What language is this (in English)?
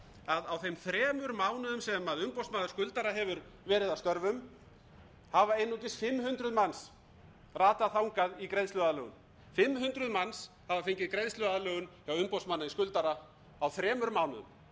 Icelandic